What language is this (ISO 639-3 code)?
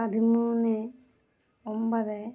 mal